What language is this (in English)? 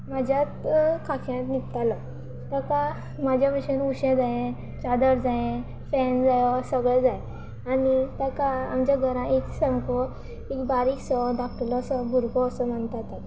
Konkani